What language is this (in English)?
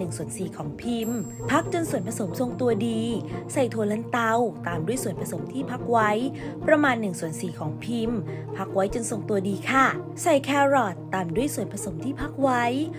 Thai